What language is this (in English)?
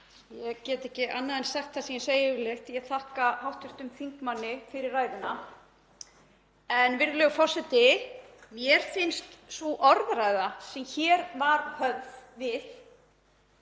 Icelandic